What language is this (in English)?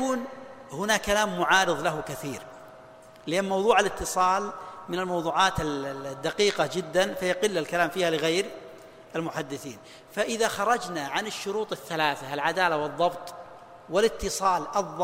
Arabic